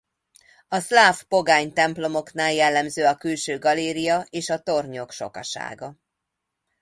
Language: Hungarian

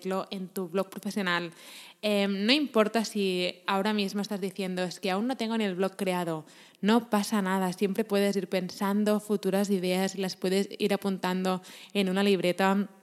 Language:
Spanish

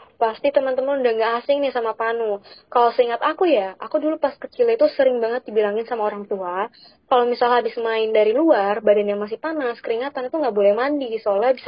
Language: Indonesian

